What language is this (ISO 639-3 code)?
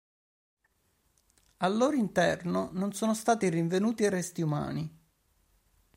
ita